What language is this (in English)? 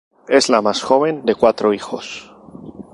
Spanish